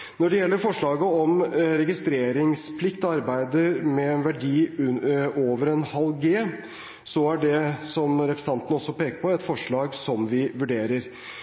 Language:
Norwegian Bokmål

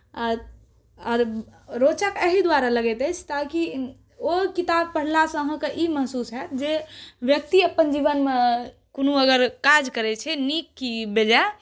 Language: Maithili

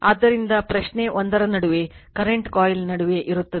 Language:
Kannada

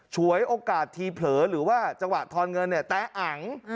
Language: Thai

